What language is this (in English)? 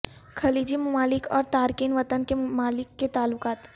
Urdu